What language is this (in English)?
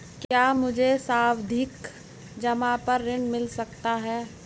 Hindi